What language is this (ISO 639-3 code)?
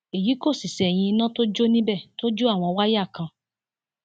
yor